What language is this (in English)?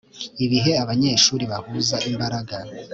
Kinyarwanda